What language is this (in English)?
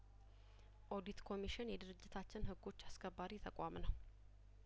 Amharic